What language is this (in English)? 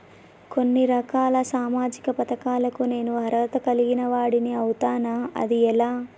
Telugu